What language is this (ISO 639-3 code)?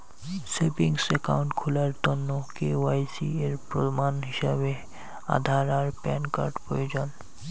ben